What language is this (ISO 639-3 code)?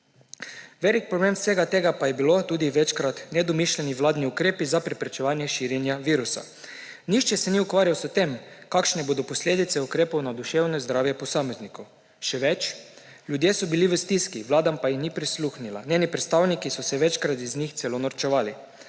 slv